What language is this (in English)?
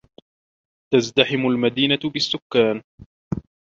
Arabic